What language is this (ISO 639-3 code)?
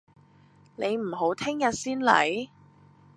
yue